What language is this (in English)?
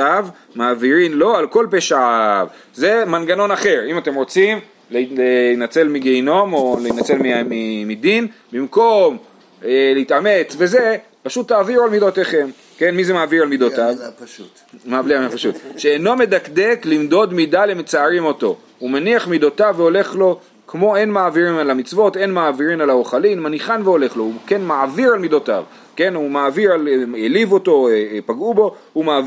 Hebrew